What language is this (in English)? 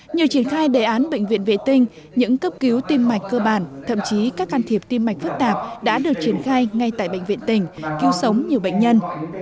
Vietnamese